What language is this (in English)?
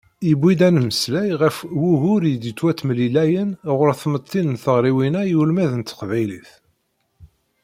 Kabyle